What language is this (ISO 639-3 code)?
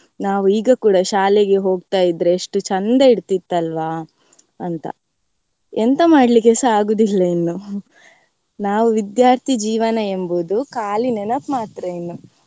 kan